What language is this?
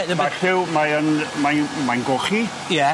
Welsh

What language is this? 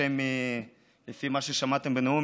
Hebrew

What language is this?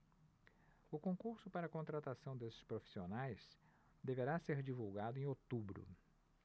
Portuguese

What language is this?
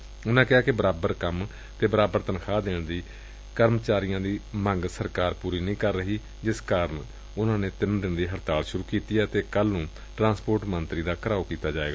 Punjabi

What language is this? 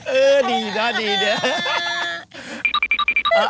Thai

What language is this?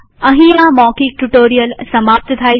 Gujarati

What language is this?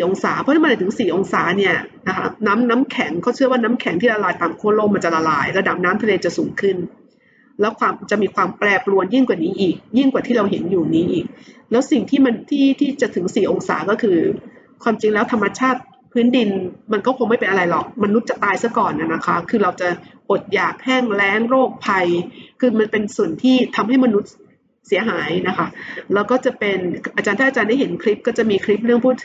Thai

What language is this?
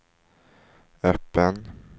Swedish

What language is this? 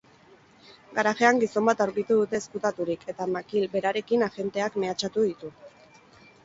Basque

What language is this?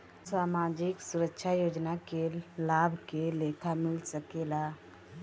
Bhojpuri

